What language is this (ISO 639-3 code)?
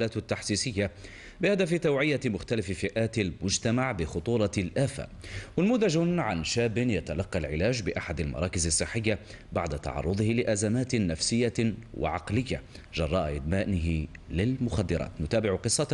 ara